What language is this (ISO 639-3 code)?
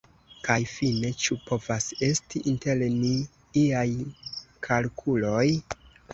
epo